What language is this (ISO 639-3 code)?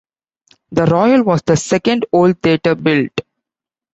eng